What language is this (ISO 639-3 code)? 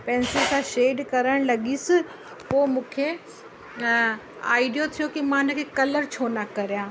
snd